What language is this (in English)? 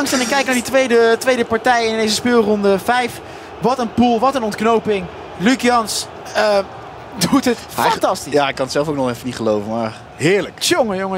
Dutch